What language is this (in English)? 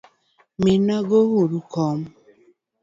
Luo (Kenya and Tanzania)